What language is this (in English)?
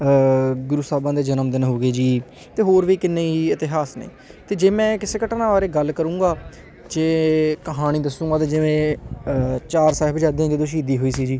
Punjabi